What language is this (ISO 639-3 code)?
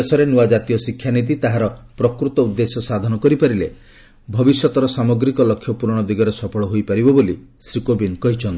ori